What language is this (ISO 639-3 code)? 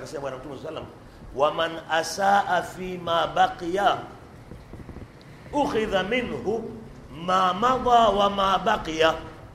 swa